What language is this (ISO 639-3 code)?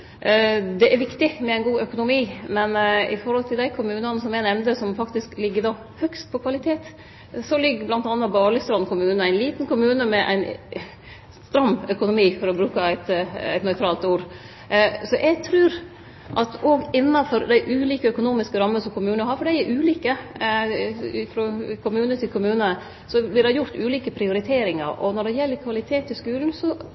nno